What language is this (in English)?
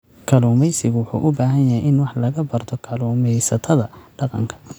Somali